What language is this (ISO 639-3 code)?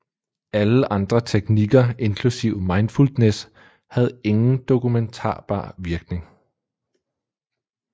dan